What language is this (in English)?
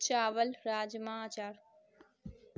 Urdu